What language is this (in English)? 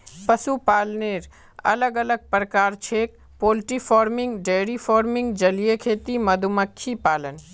Magahi